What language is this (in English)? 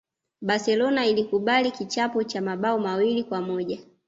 Swahili